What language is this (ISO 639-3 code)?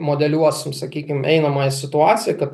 lit